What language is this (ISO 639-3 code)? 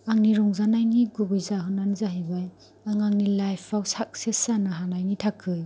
brx